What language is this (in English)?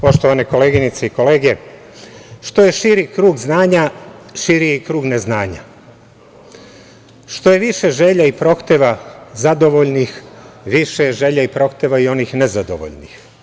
Serbian